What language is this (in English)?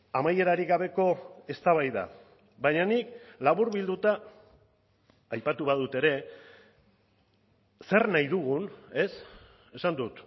Basque